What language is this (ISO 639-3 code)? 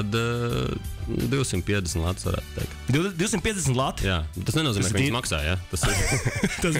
lav